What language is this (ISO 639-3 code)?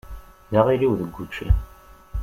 kab